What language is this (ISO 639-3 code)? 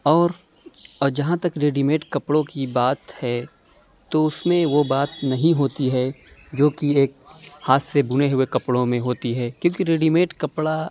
urd